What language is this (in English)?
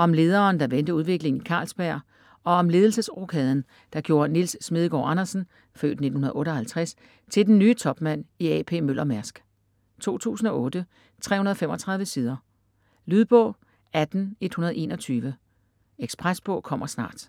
Danish